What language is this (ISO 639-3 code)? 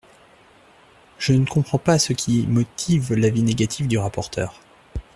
fra